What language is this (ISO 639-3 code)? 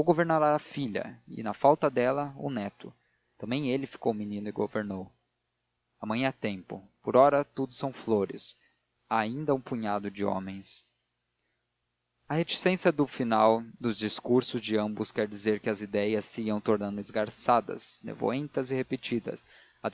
por